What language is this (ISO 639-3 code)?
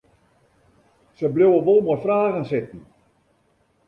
fry